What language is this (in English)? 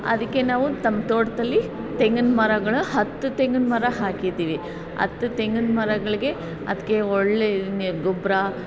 Kannada